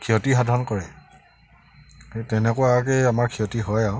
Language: Assamese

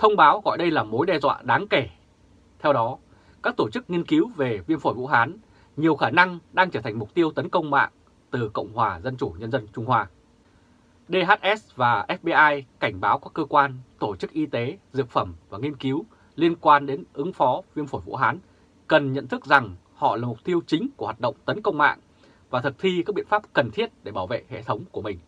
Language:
Vietnamese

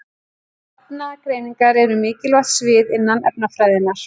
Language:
Icelandic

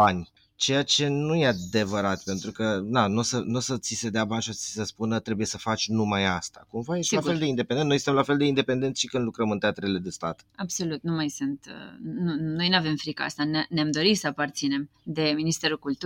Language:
Romanian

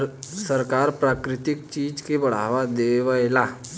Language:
Bhojpuri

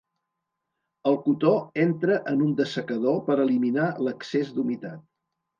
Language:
Catalan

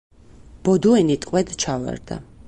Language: Georgian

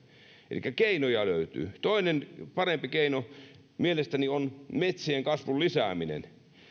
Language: Finnish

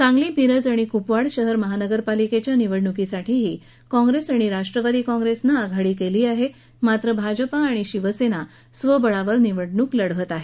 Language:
Marathi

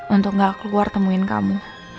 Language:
Indonesian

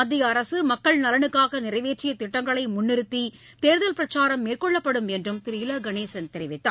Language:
Tamil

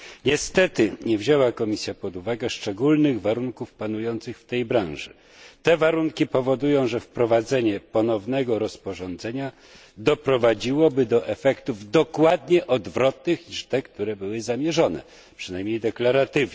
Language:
Polish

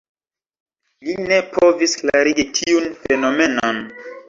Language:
Esperanto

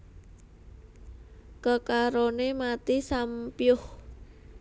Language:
Javanese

